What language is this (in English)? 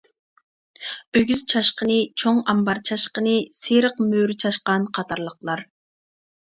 Uyghur